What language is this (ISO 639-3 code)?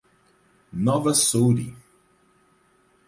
por